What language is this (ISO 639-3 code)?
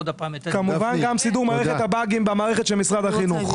heb